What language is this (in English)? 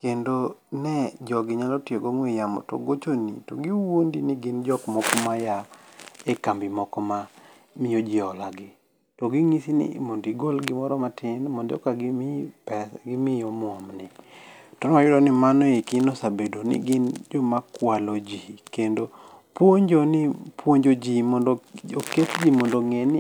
Luo (Kenya and Tanzania)